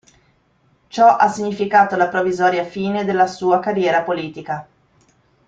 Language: Italian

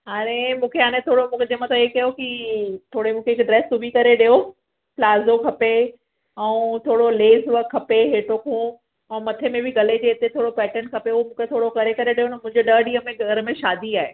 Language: Sindhi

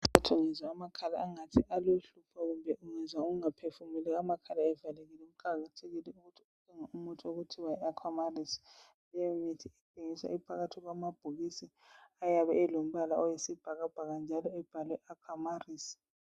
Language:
North Ndebele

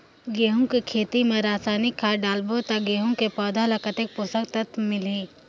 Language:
Chhattisgarhi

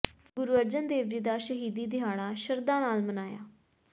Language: Punjabi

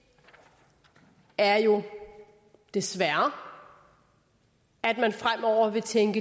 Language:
Danish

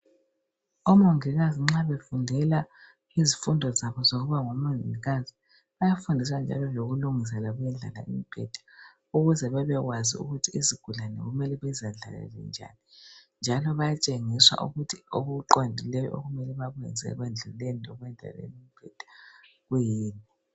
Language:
North Ndebele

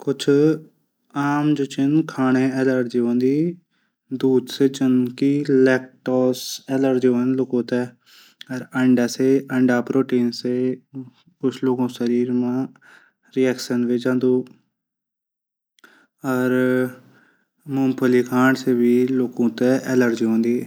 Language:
Garhwali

